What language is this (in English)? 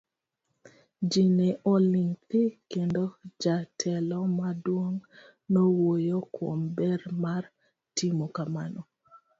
Luo (Kenya and Tanzania)